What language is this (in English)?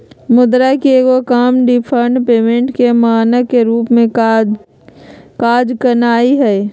Magahi